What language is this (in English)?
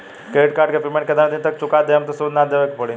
Bhojpuri